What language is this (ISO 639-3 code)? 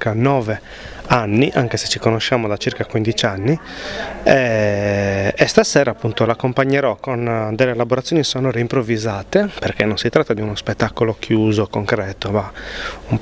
ita